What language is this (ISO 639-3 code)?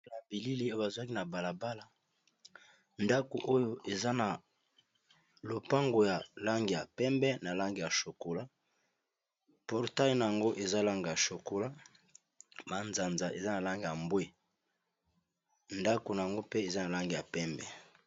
lin